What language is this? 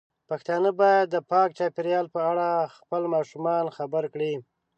Pashto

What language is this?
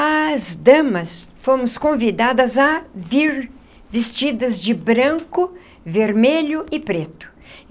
Portuguese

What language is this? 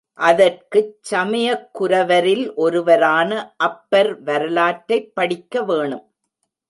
Tamil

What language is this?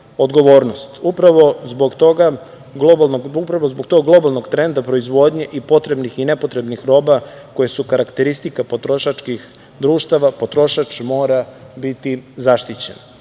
Serbian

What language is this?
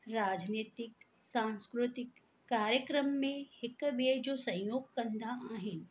Sindhi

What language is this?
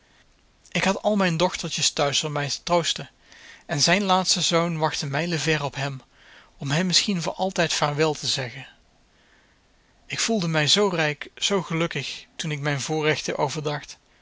Dutch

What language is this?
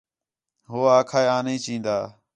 Khetrani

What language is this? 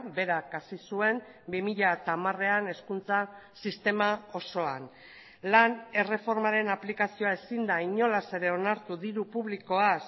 Basque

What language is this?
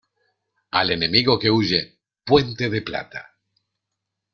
Spanish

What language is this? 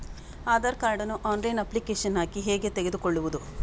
Kannada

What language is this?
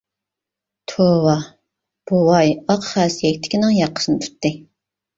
Uyghur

